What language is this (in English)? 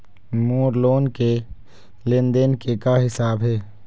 Chhattisgarhi